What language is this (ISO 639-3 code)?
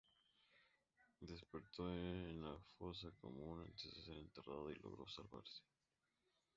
spa